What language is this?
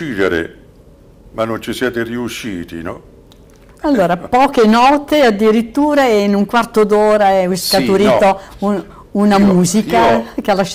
Italian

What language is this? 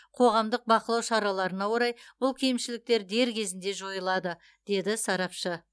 Kazakh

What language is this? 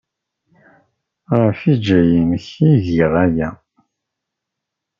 Kabyle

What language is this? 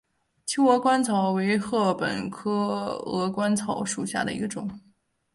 Chinese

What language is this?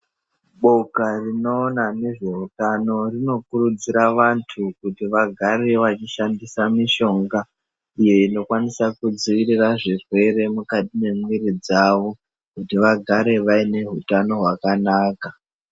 Ndau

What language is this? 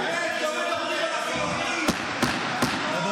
Hebrew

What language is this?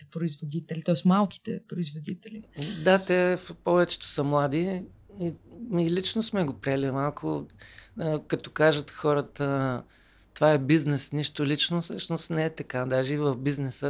Bulgarian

